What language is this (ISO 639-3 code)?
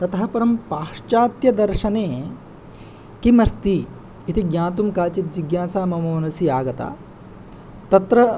san